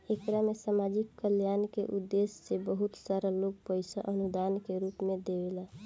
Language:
Bhojpuri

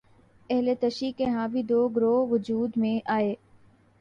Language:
Urdu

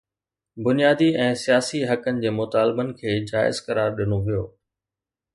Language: Sindhi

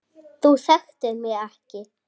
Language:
Icelandic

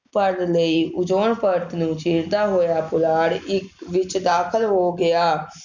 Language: Punjabi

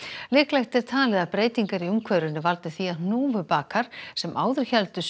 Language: Icelandic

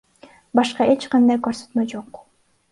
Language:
Kyrgyz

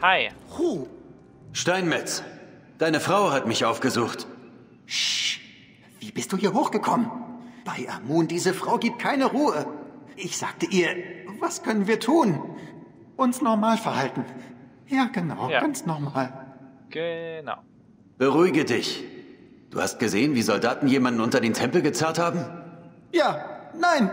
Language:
German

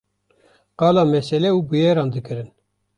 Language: Kurdish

